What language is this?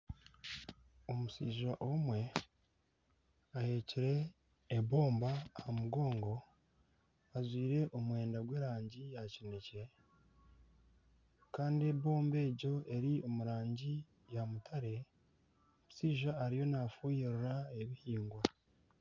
Nyankole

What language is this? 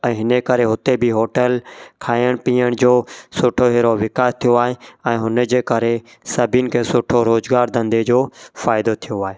Sindhi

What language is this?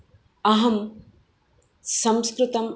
Sanskrit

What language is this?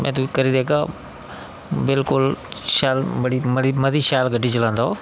Dogri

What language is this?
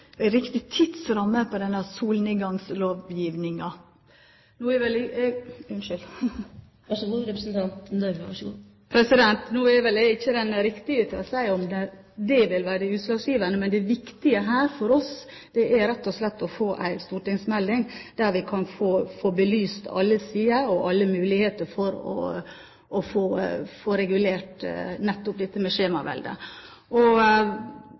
Norwegian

